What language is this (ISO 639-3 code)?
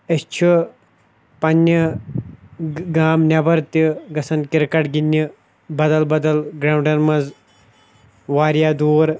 kas